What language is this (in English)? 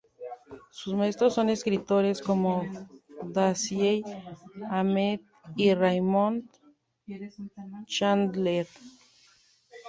Spanish